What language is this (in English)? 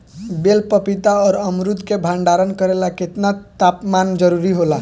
Bhojpuri